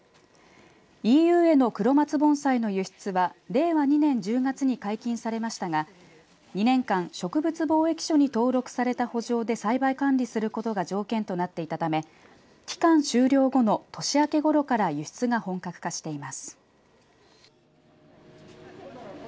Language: Japanese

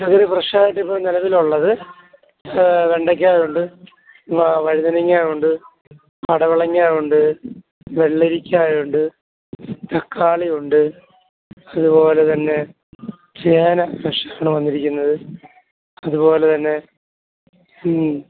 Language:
Malayalam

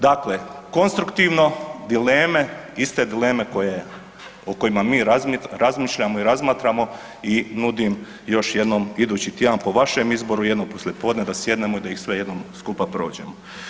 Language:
Croatian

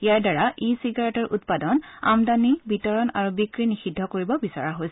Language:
Assamese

